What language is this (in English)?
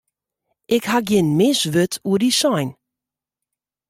Western Frisian